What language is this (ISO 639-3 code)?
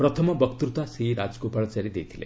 ori